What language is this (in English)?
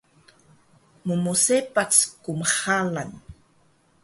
Taroko